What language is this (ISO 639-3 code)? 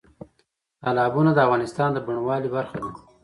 pus